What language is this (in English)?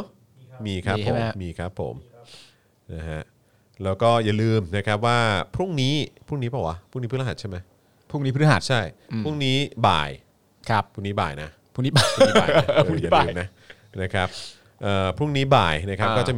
Thai